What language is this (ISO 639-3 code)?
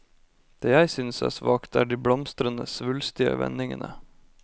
nor